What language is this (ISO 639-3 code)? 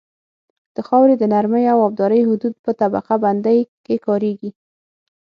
pus